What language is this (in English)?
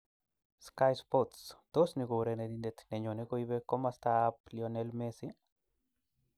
Kalenjin